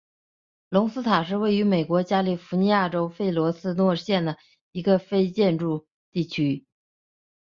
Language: Chinese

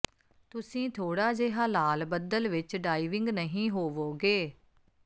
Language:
Punjabi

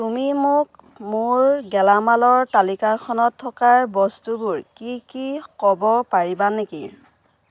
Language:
Assamese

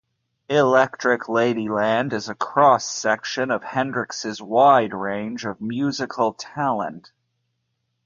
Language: English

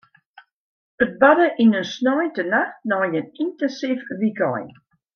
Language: Western Frisian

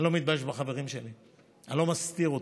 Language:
Hebrew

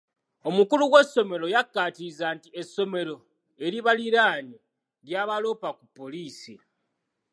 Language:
Ganda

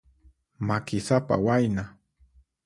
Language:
Puno Quechua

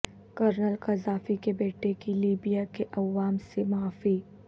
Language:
Urdu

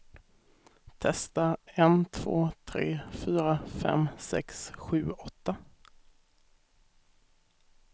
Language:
Swedish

